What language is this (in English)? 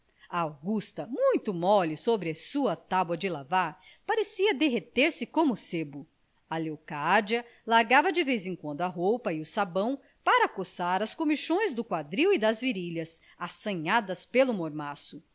Portuguese